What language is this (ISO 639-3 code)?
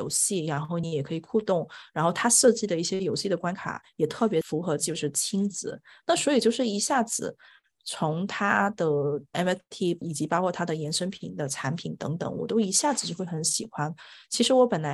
zho